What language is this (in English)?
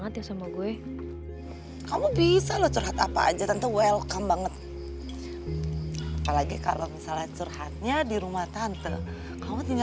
Indonesian